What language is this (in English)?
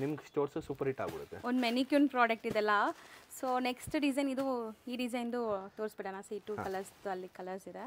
Kannada